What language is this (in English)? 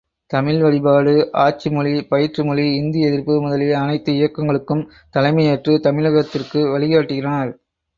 Tamil